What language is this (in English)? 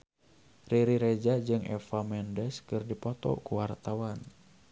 Sundanese